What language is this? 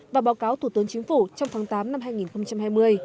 Vietnamese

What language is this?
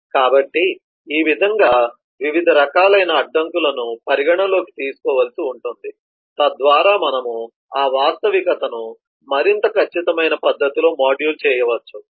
Telugu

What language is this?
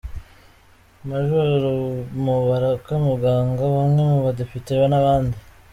Kinyarwanda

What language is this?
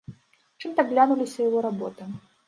Belarusian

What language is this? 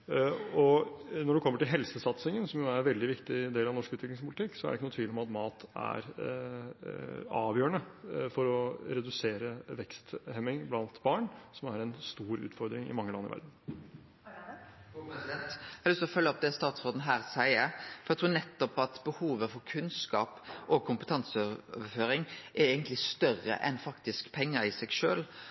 Norwegian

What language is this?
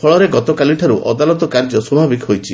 Odia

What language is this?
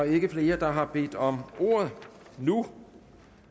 Danish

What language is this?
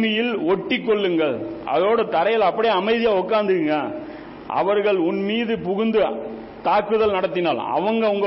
Tamil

